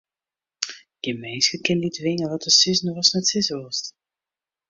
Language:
Western Frisian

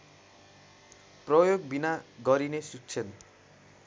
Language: Nepali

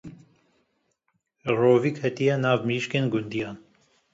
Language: Kurdish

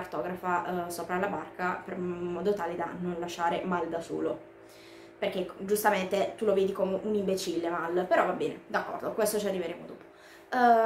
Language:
Italian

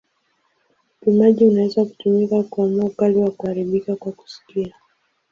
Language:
Swahili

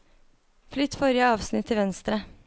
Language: Norwegian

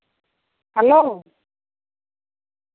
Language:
Santali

